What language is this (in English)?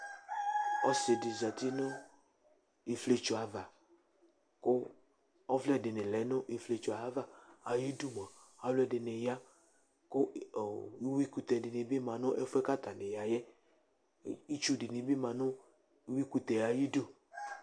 Ikposo